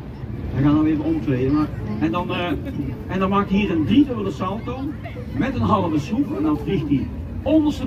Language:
Dutch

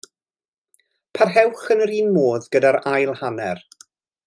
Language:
Welsh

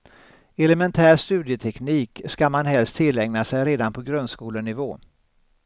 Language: Swedish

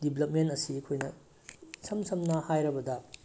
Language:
Manipuri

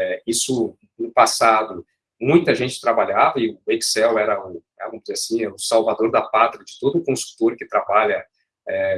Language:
Portuguese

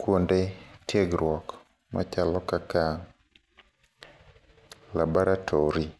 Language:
Luo (Kenya and Tanzania)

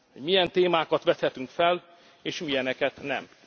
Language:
Hungarian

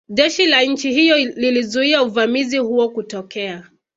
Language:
Swahili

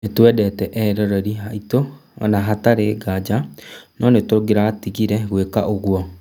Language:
Kikuyu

